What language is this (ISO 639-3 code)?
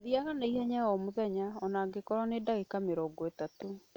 kik